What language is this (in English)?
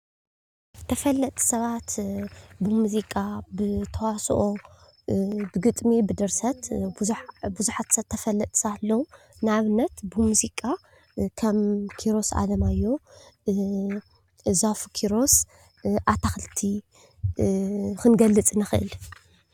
Tigrinya